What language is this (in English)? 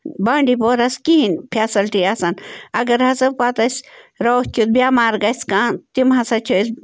Kashmiri